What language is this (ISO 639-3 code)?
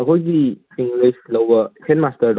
mni